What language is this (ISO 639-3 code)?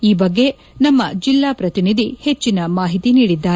kan